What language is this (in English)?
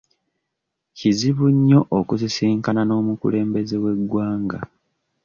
Ganda